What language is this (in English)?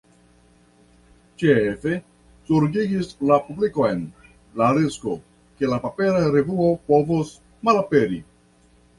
Esperanto